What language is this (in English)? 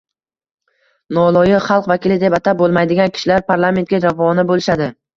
Uzbek